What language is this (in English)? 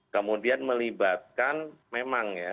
Indonesian